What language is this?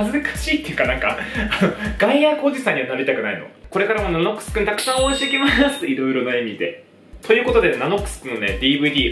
Japanese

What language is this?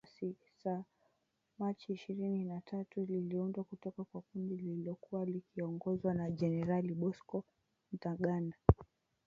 Swahili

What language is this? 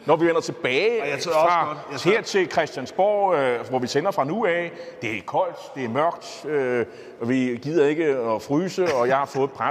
Danish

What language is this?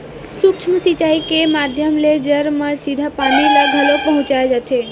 Chhattisgarhi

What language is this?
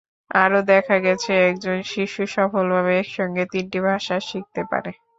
Bangla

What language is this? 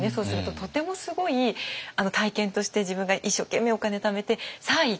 Japanese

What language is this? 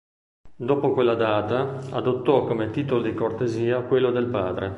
Italian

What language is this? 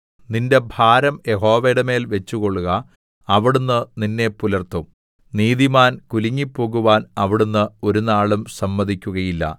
Malayalam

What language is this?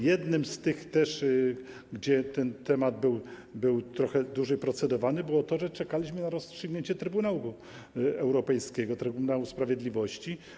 Polish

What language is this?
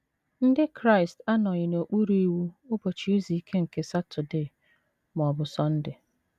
Igbo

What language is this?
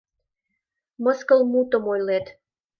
Mari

